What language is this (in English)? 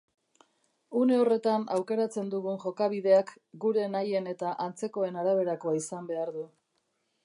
Basque